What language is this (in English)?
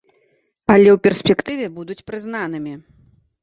Belarusian